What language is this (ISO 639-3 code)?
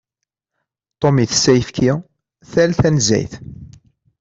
kab